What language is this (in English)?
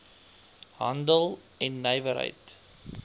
Afrikaans